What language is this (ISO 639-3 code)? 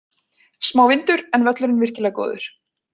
isl